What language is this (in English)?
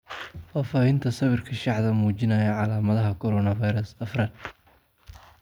Somali